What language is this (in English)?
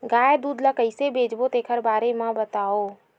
Chhattisgarhi